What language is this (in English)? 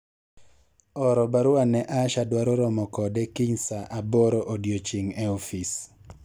Luo (Kenya and Tanzania)